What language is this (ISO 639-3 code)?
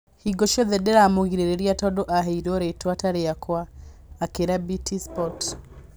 kik